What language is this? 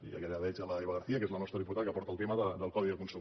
Catalan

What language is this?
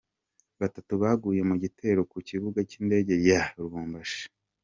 Kinyarwanda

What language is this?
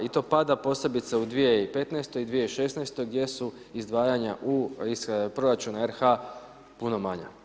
Croatian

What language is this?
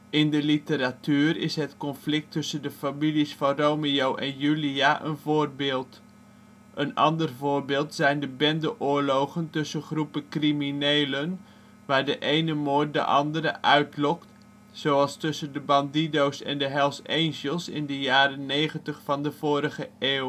Dutch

